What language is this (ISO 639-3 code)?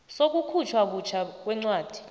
nbl